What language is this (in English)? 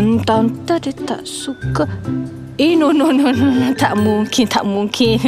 Malay